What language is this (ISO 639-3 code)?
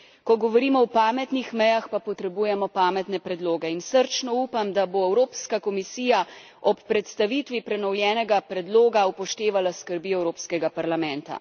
slv